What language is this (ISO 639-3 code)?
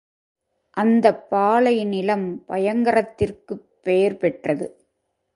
tam